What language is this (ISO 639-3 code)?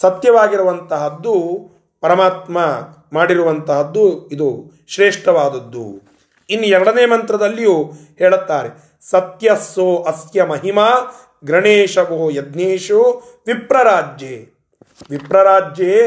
kan